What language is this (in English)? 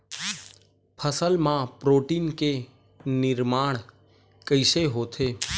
Chhattisgarhi